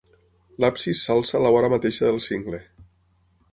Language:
Catalan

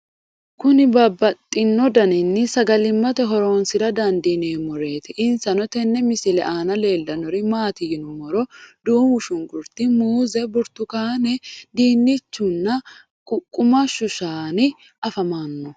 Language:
Sidamo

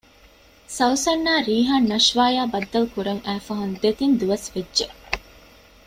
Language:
Divehi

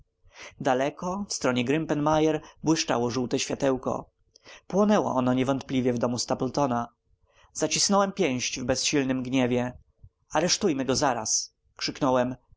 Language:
Polish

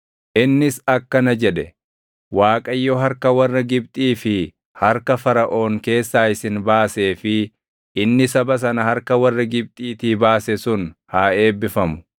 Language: Oromo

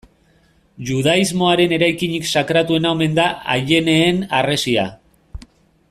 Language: Basque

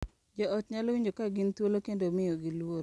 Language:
Luo (Kenya and Tanzania)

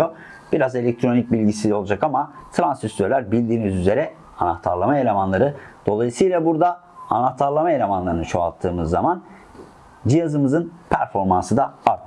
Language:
Turkish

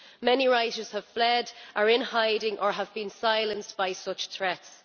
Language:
English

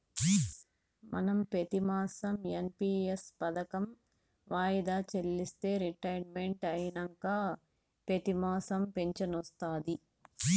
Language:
Telugu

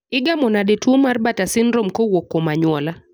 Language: Luo (Kenya and Tanzania)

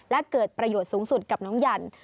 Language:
Thai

